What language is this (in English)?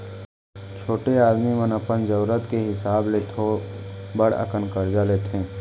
Chhattisgarhi